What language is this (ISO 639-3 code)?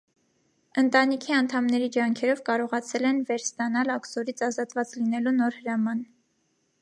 hye